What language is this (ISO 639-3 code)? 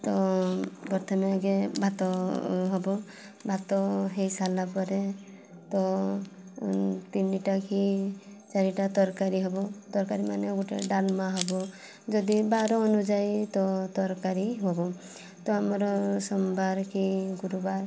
ori